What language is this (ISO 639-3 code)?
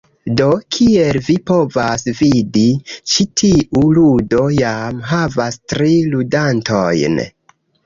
epo